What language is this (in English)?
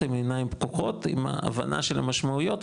Hebrew